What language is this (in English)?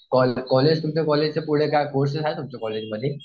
Marathi